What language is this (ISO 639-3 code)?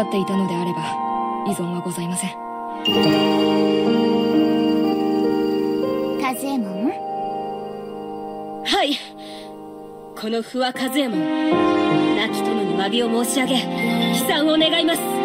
jpn